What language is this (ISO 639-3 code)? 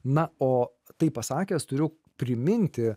lit